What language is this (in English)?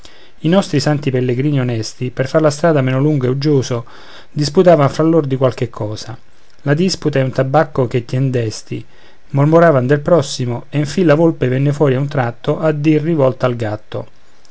Italian